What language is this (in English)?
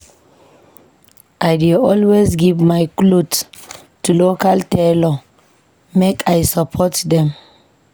Nigerian Pidgin